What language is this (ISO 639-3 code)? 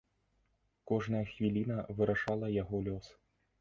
bel